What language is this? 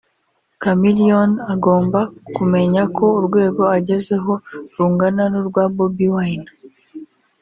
Kinyarwanda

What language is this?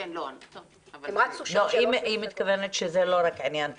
Hebrew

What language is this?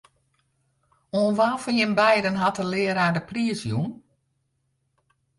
Western Frisian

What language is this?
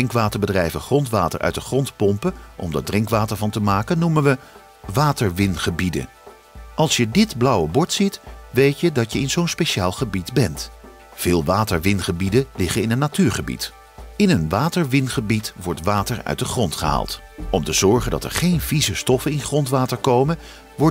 Dutch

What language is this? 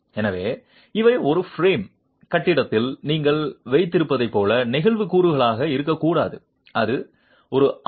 Tamil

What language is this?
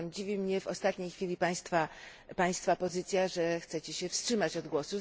Polish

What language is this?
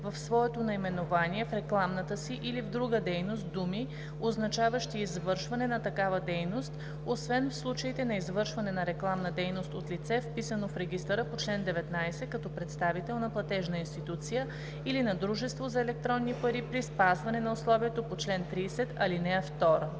Bulgarian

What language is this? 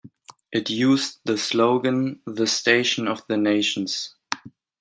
English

